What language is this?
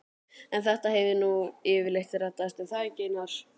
Icelandic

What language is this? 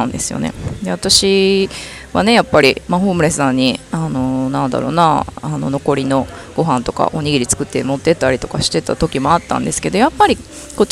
Japanese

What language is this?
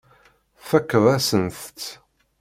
Kabyle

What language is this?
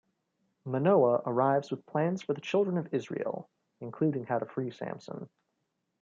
English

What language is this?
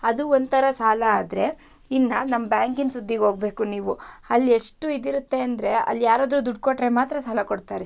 Kannada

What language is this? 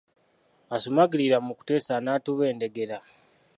Ganda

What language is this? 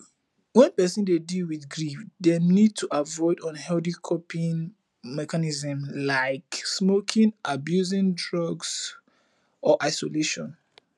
Nigerian Pidgin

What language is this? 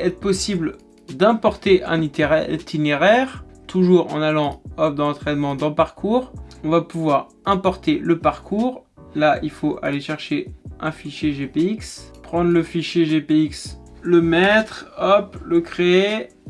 French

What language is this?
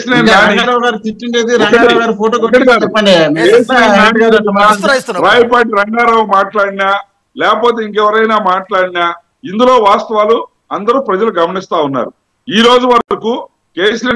Telugu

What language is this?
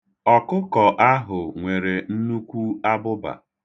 Igbo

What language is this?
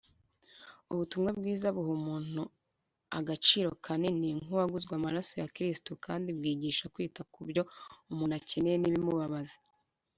Kinyarwanda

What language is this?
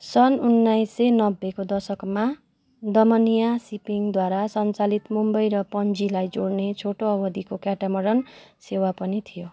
Nepali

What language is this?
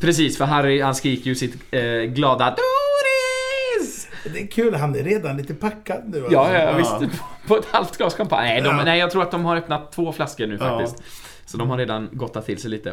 Swedish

